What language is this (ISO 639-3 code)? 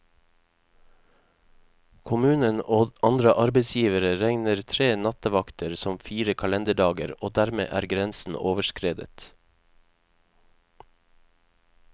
nor